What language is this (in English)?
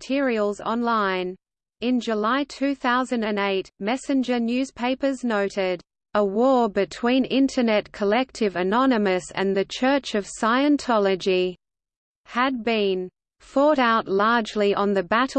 English